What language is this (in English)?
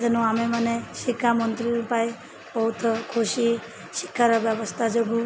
Odia